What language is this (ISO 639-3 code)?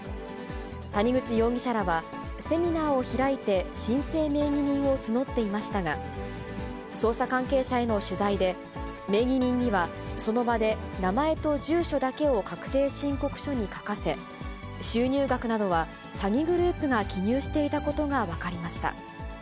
jpn